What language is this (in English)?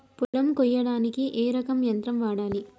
Telugu